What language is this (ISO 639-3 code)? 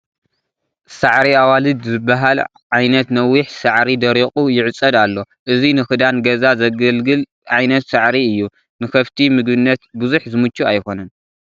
tir